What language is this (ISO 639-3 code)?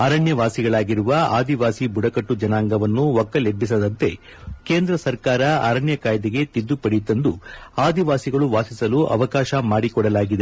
kan